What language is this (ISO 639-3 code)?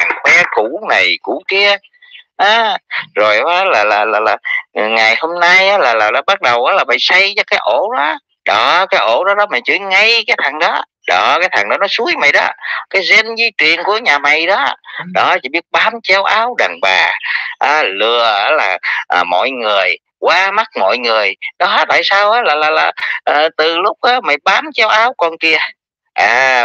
vie